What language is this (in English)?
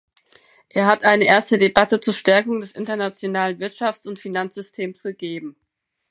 German